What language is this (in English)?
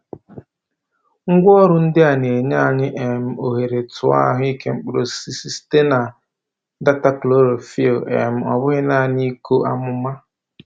Igbo